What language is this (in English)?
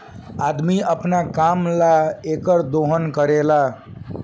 Bhojpuri